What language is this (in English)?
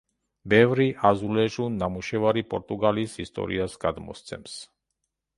Georgian